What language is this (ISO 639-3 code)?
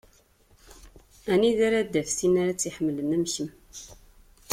kab